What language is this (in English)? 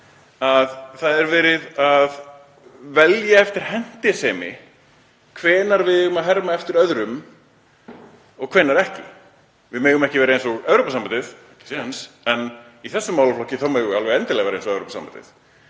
Icelandic